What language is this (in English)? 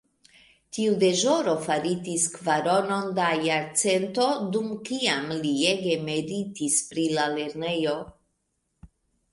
Esperanto